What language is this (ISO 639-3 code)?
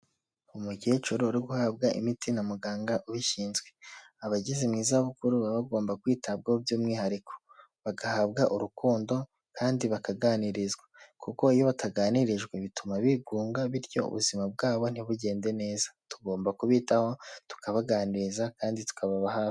kin